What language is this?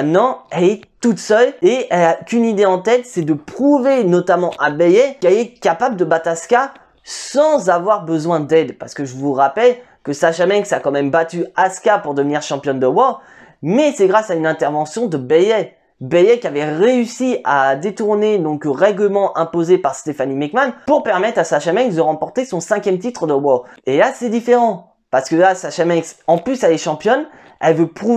French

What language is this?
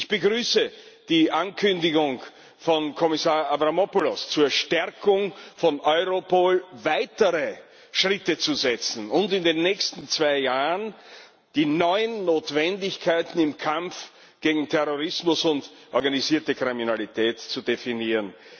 German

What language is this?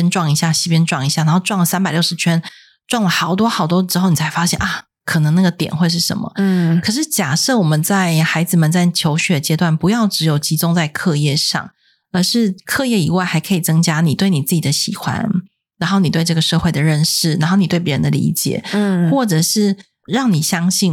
Chinese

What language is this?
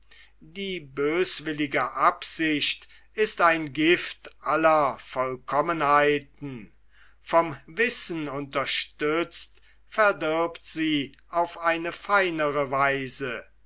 German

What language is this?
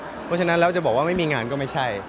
Thai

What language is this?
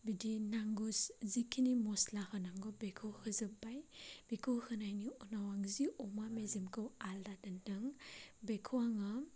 Bodo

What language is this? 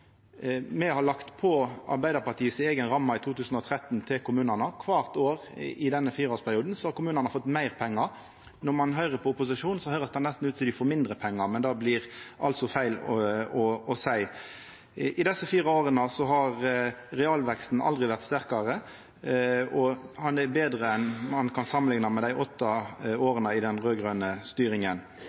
Norwegian Nynorsk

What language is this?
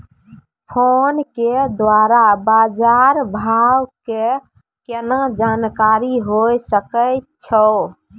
Maithili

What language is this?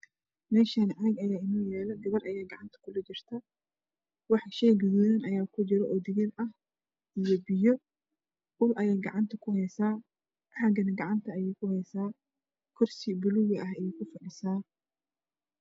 Somali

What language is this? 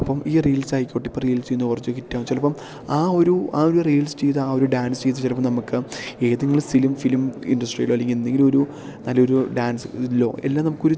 Malayalam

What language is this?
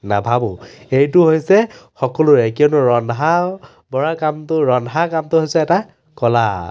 Assamese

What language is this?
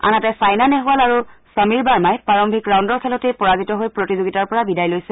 Assamese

